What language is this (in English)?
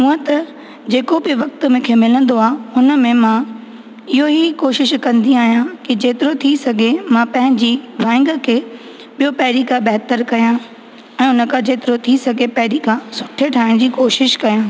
Sindhi